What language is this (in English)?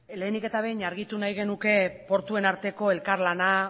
Basque